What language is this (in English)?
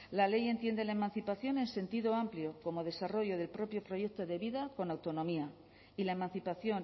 Spanish